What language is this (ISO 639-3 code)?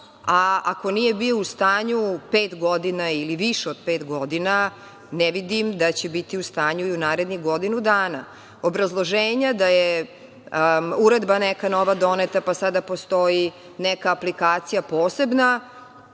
srp